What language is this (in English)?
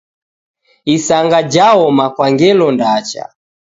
Taita